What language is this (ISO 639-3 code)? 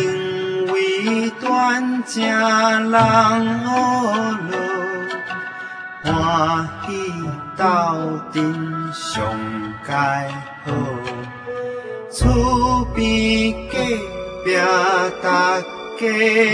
zho